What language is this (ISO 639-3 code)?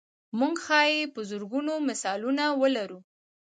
pus